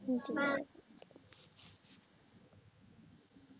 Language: Bangla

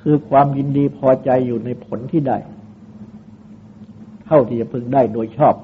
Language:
Thai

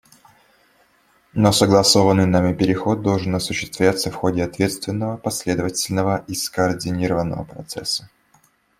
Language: Russian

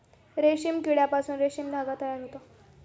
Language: Marathi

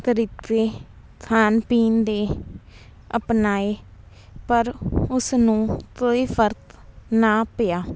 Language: Punjabi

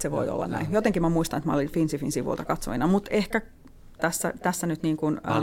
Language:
Finnish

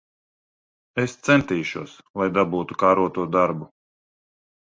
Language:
Latvian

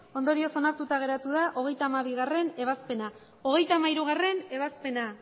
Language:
Basque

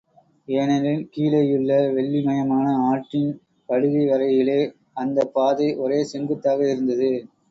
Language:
Tamil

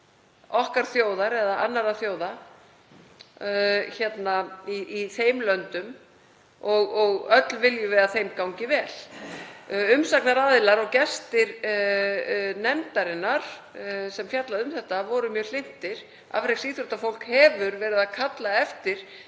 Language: Icelandic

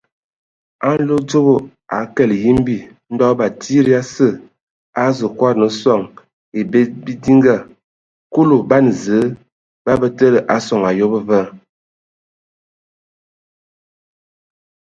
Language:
Ewondo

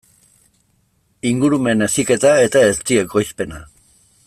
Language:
Basque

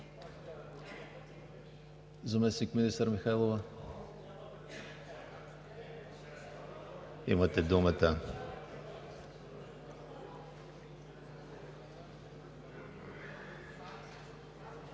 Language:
Bulgarian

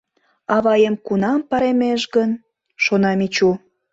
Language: Mari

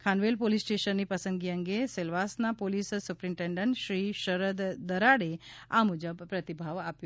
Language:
Gujarati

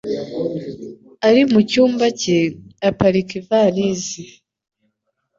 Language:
Kinyarwanda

